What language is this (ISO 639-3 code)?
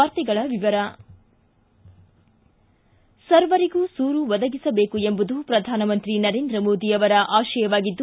kan